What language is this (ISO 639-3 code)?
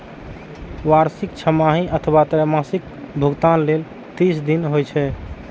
mai